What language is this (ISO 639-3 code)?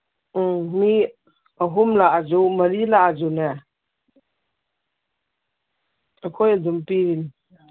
mni